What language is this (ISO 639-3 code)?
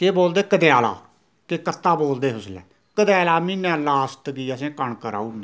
doi